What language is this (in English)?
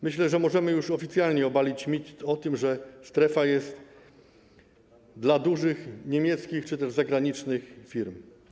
Polish